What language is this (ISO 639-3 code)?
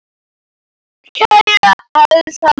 isl